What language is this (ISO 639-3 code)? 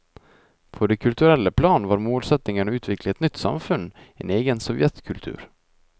nor